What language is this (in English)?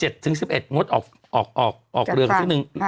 Thai